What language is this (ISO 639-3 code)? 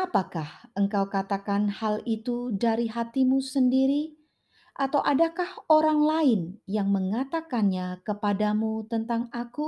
ind